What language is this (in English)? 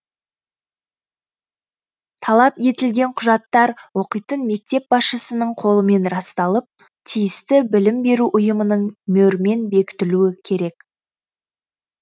Kazakh